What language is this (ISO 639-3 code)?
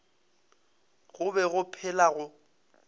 nso